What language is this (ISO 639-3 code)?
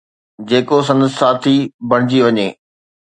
snd